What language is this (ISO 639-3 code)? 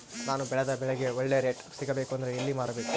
kan